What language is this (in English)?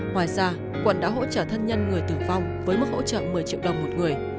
Vietnamese